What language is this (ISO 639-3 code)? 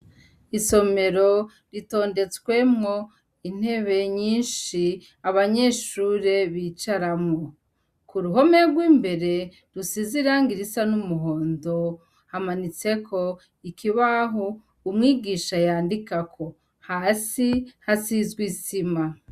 run